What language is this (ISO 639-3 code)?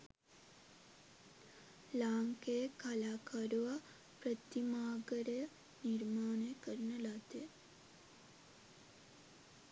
sin